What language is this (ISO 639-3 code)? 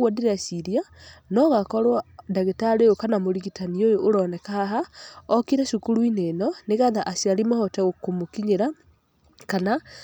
kik